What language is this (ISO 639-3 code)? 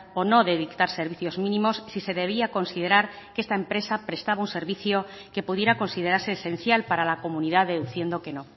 spa